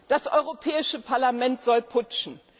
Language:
German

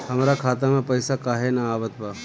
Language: Bhojpuri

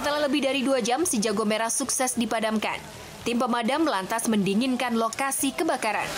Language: Indonesian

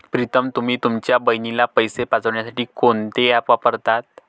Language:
Marathi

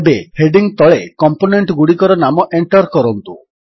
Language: Odia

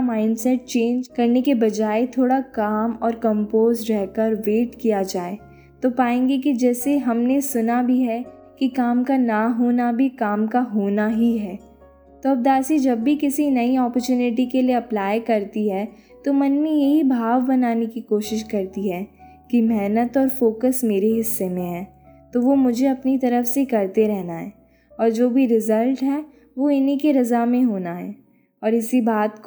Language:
Hindi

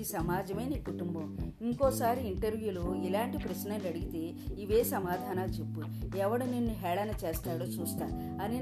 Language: Telugu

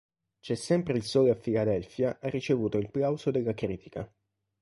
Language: Italian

